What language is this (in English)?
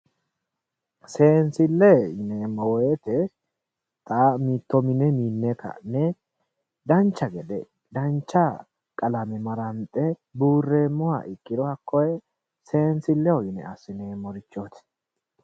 Sidamo